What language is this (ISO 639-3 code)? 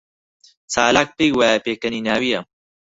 ckb